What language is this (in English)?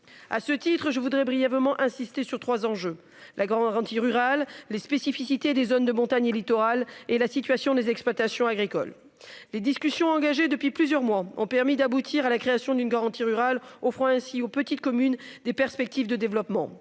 French